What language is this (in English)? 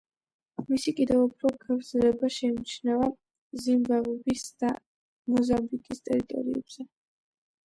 Georgian